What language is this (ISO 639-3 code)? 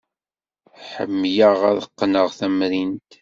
kab